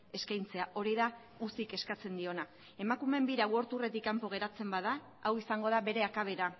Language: Basque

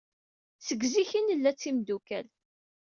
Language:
Kabyle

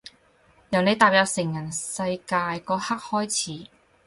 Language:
Cantonese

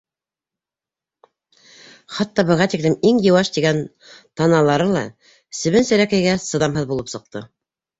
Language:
Bashkir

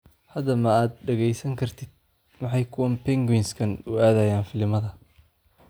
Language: Somali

